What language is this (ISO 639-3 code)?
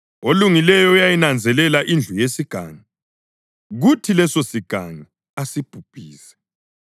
nde